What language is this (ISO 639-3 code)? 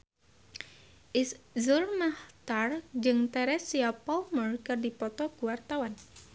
sun